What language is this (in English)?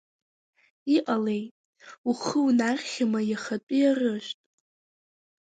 Abkhazian